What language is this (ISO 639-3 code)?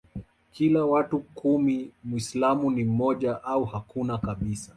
swa